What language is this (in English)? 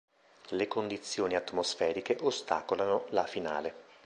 Italian